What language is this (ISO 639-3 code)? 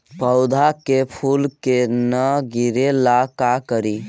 mag